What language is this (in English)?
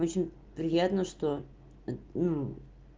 Russian